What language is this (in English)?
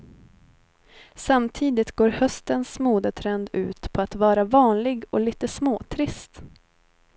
Swedish